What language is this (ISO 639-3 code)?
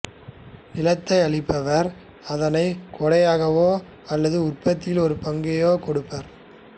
tam